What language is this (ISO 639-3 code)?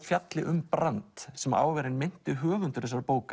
isl